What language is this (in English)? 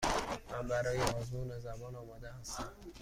Persian